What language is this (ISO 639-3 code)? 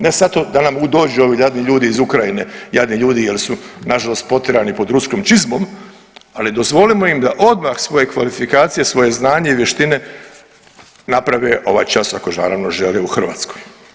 hrv